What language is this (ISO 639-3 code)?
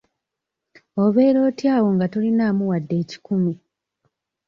lug